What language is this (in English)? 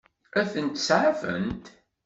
Kabyle